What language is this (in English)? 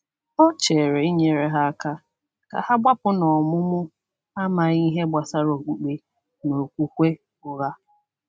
Igbo